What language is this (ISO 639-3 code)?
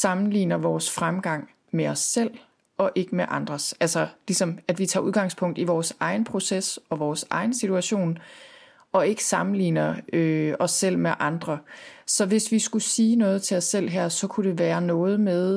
dan